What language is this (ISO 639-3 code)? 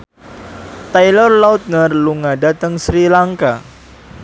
jav